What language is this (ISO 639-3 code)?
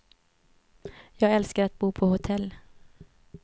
swe